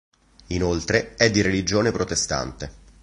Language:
Italian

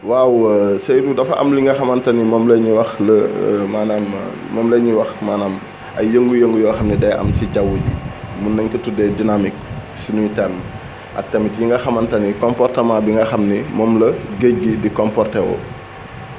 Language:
Wolof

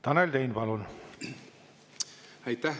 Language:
Estonian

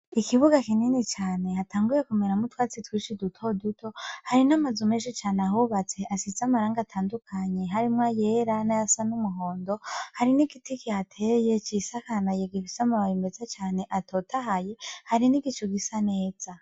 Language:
Rundi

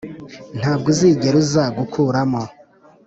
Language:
Kinyarwanda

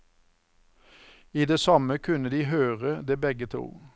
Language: Norwegian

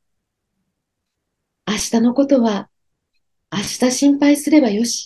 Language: Japanese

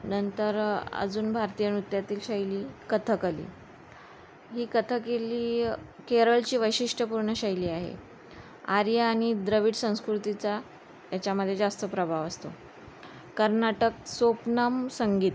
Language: Marathi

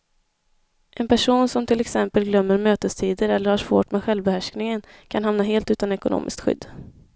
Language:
Swedish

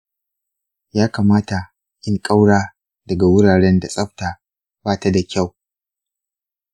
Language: Hausa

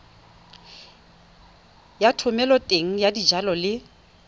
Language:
Tswana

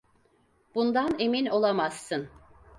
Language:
Turkish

